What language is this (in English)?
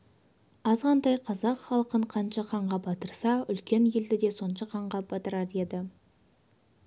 Kazakh